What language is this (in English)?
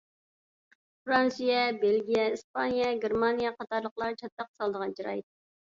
Uyghur